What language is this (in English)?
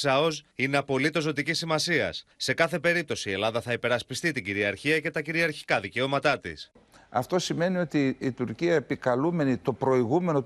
Greek